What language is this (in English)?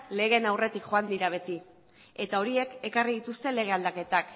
Basque